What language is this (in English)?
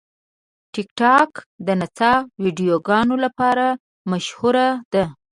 Pashto